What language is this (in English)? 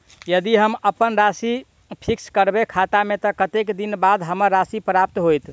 Maithili